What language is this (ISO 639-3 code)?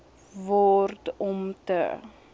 afr